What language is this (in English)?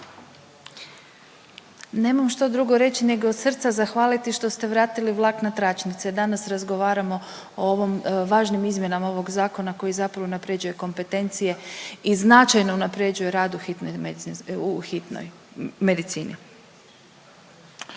Croatian